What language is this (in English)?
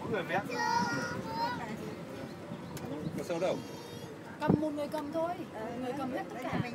Vietnamese